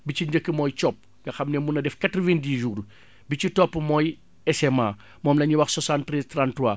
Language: Wolof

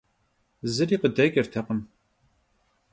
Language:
Kabardian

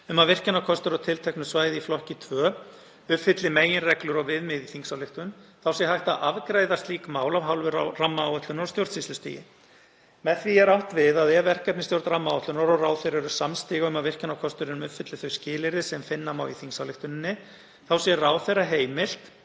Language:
Icelandic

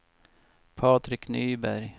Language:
Swedish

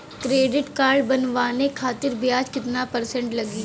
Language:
Bhojpuri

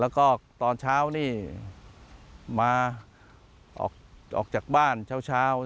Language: Thai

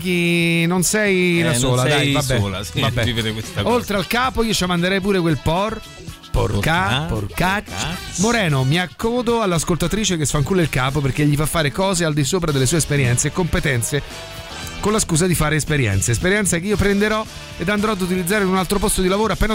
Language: Italian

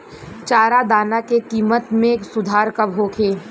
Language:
Bhojpuri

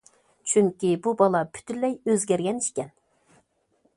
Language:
Uyghur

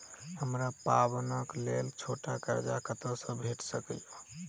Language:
Maithili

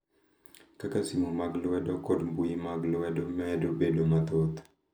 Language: Luo (Kenya and Tanzania)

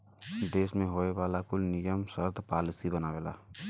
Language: Bhojpuri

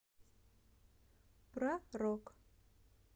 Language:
Russian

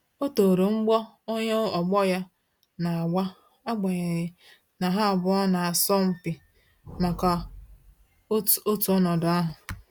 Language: Igbo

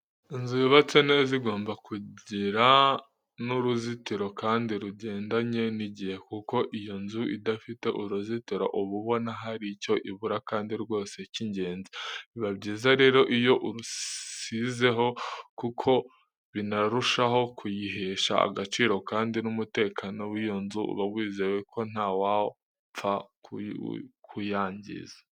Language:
Kinyarwanda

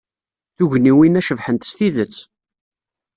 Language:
Kabyle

